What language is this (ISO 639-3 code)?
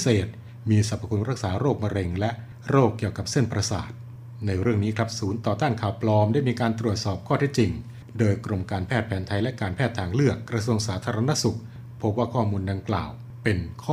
tha